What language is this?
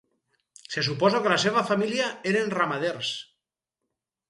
Catalan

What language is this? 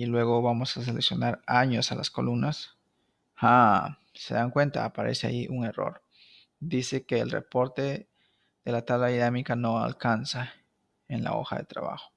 Spanish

